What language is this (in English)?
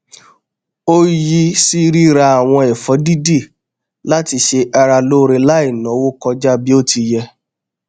Yoruba